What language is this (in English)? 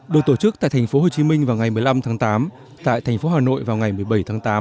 Vietnamese